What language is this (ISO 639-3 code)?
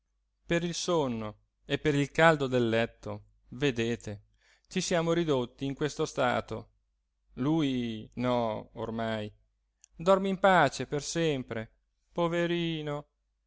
ita